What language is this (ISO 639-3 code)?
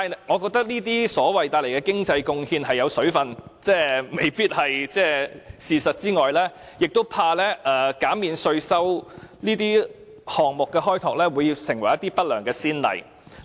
yue